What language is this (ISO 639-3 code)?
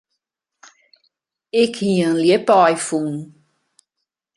fry